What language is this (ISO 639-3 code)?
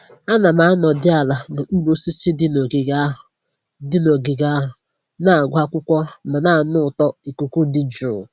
ibo